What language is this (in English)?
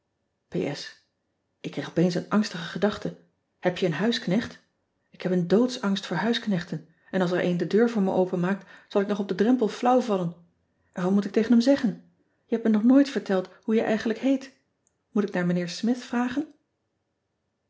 Dutch